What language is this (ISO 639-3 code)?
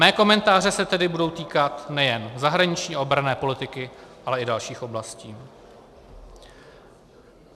ces